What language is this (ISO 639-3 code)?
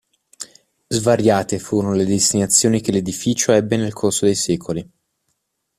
ita